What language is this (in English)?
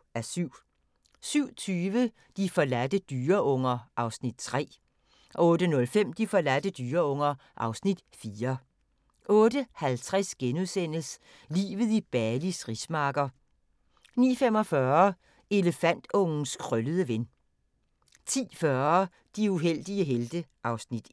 Danish